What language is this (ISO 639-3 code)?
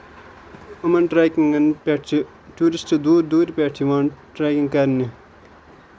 kas